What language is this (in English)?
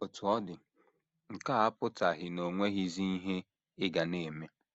Igbo